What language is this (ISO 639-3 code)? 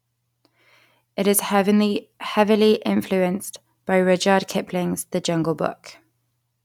eng